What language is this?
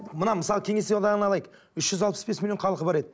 Kazakh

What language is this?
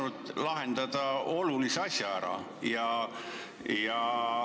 Estonian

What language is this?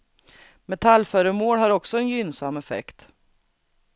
Swedish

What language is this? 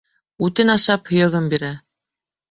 Bashkir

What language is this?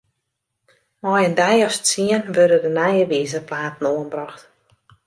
Western Frisian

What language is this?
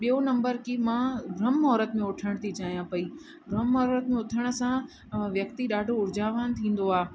Sindhi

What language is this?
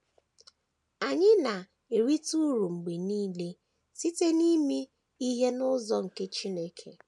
Igbo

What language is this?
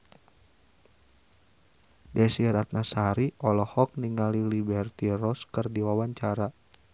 Sundanese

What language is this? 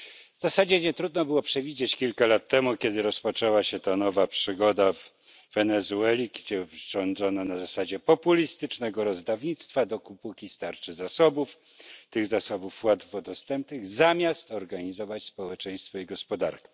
Polish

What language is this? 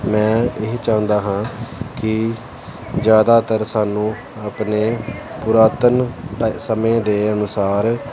Punjabi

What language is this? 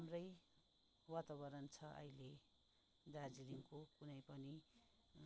Nepali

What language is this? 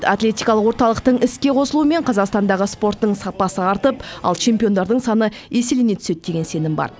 Kazakh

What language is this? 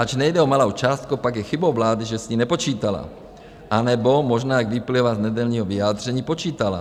Czech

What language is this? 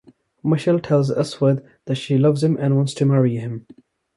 English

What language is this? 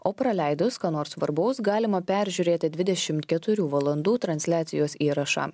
Lithuanian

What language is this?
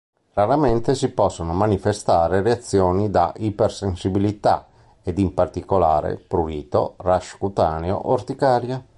Italian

